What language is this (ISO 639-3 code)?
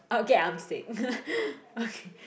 eng